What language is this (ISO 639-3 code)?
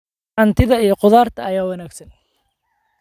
som